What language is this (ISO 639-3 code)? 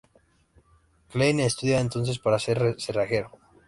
spa